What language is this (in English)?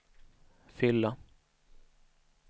Swedish